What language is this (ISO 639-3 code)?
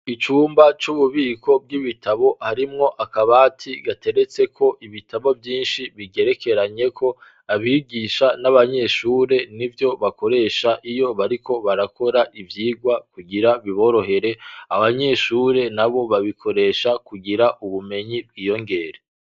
run